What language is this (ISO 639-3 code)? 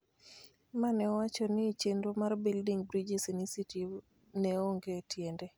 luo